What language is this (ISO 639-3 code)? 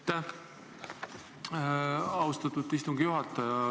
est